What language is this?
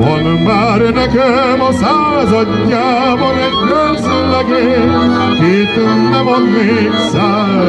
Hungarian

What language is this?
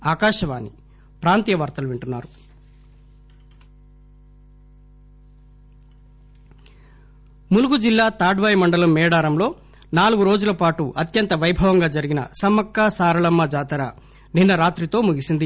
Telugu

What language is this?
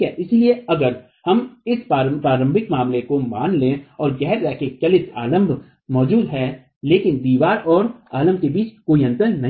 Hindi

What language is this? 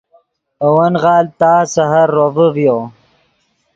Yidgha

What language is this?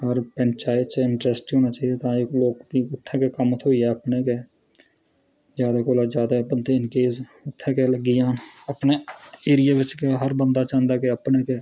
Dogri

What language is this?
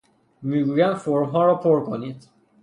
Persian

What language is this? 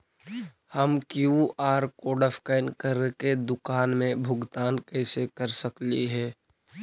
Magahi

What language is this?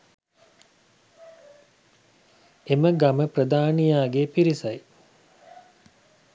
Sinhala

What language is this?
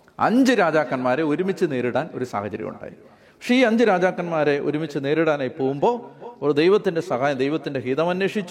Malayalam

